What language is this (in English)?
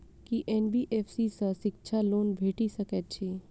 Maithili